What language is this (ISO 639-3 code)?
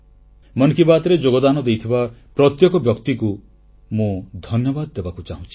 ori